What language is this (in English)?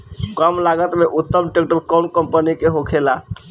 Bhojpuri